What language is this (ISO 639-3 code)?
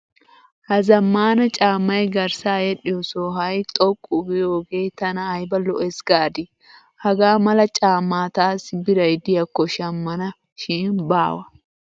wal